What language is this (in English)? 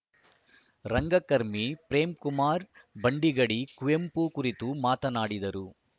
Kannada